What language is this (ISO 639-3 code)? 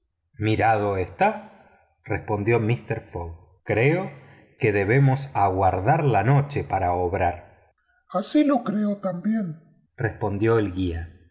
spa